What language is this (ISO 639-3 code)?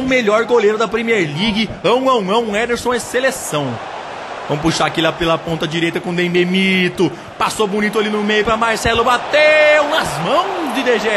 por